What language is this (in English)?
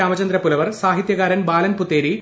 Malayalam